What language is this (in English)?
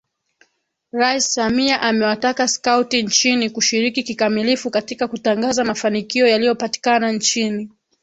Swahili